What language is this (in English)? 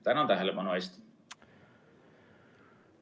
Estonian